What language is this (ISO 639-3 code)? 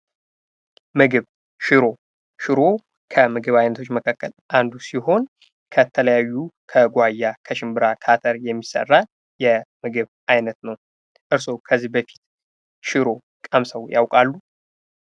amh